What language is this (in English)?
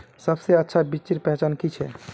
Magahi